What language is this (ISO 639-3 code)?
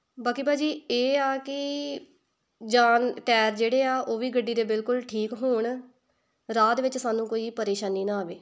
pan